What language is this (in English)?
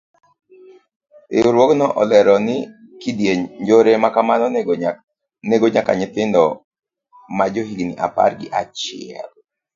Luo (Kenya and Tanzania)